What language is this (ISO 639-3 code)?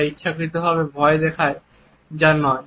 ben